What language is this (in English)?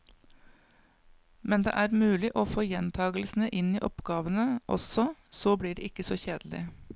Norwegian